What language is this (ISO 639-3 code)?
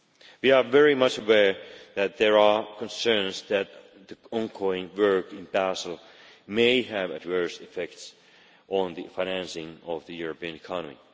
eng